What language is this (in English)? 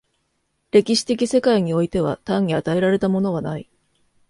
Japanese